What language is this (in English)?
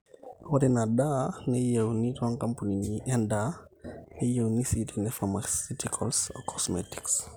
Masai